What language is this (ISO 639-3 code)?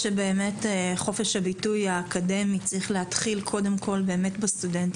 heb